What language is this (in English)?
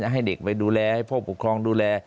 Thai